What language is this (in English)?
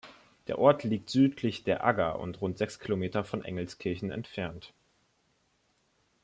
German